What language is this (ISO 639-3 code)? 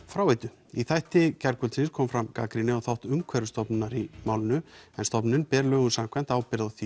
isl